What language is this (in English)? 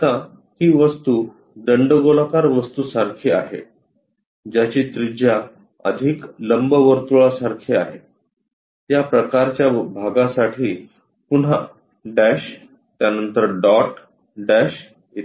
Marathi